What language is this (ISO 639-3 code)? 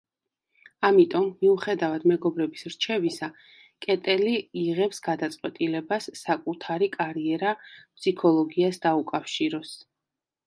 kat